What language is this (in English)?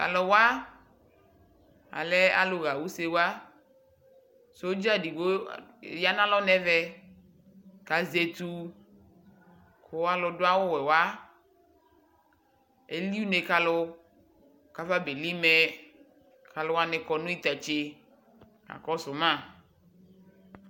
Ikposo